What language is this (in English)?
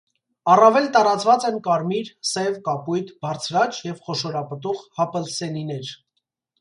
Armenian